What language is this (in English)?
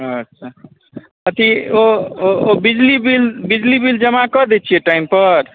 Maithili